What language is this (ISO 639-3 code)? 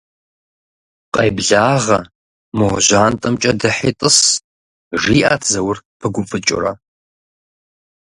kbd